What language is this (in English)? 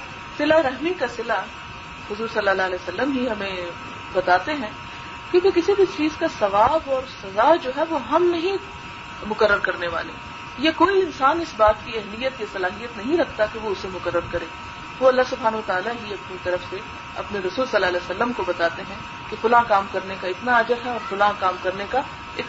Urdu